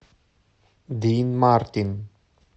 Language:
Russian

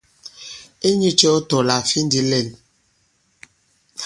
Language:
Bankon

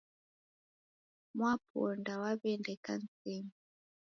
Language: Taita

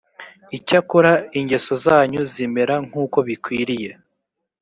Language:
Kinyarwanda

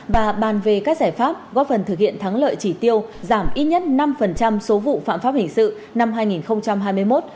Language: Vietnamese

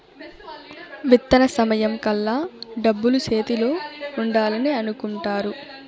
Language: Telugu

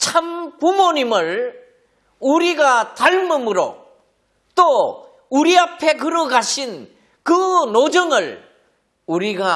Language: Korean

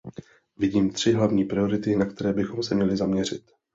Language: Czech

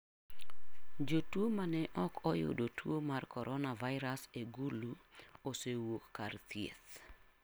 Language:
Luo (Kenya and Tanzania)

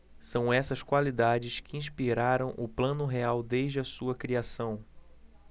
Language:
Portuguese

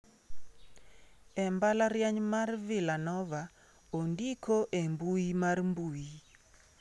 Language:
Luo (Kenya and Tanzania)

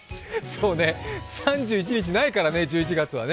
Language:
Japanese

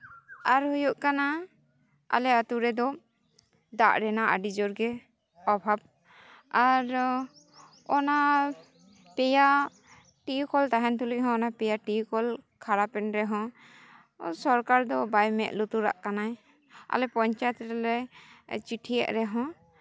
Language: Santali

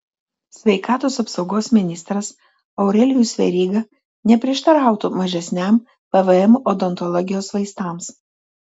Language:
Lithuanian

